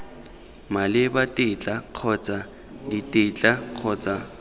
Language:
Tswana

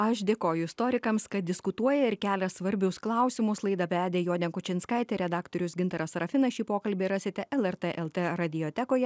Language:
Lithuanian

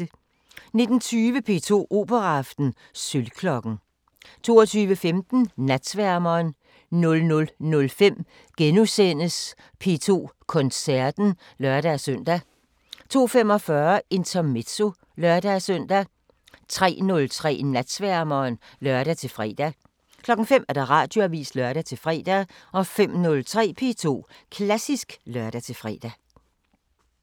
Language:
Danish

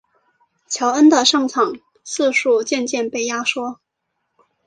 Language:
Chinese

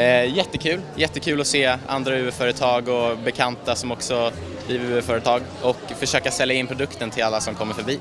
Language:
Swedish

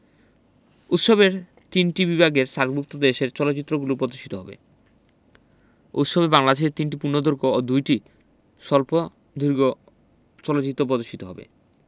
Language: Bangla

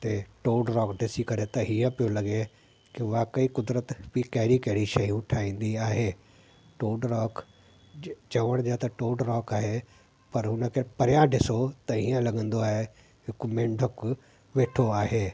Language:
Sindhi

